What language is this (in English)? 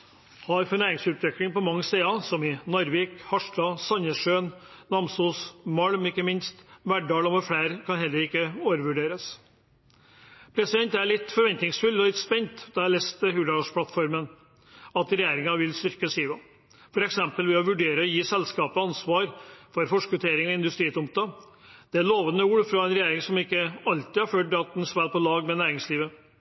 Norwegian Bokmål